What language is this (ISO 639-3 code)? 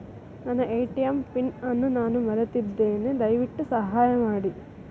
kan